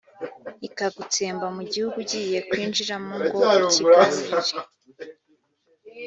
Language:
Kinyarwanda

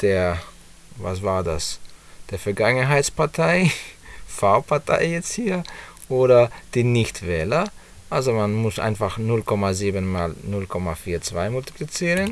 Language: German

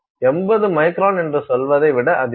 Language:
Tamil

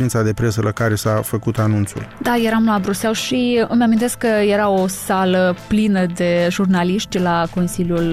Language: Romanian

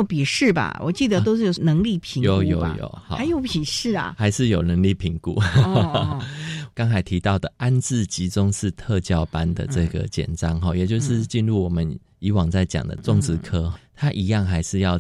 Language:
Chinese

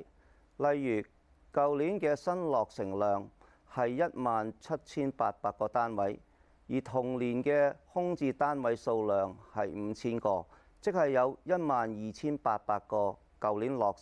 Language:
Chinese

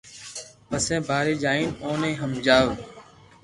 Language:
Loarki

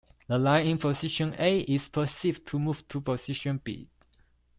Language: English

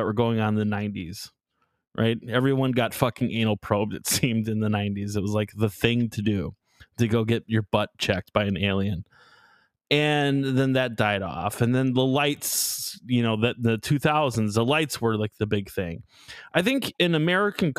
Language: English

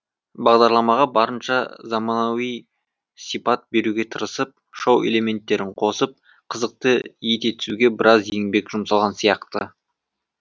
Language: Kazakh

